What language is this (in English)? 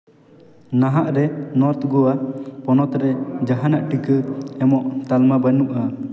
Santali